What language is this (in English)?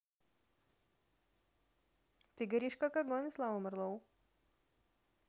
Russian